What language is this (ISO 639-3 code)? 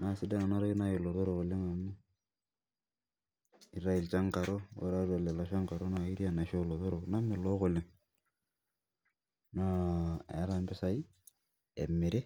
mas